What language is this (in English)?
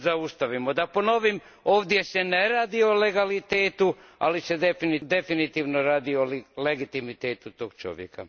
Croatian